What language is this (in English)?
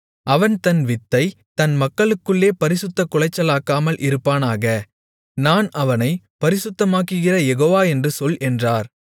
Tamil